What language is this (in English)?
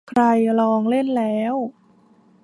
Thai